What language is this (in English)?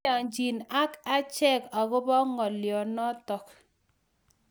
Kalenjin